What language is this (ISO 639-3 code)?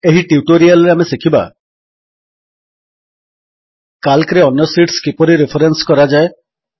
ori